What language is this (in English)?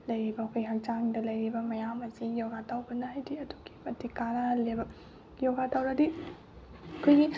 Manipuri